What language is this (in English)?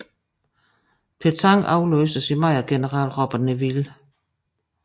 Danish